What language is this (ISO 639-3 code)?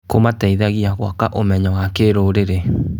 kik